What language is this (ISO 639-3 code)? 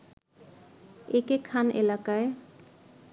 ben